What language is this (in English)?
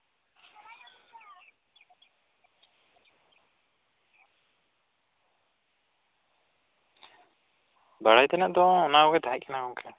Santali